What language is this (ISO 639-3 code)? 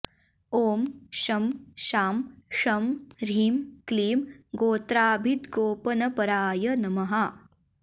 san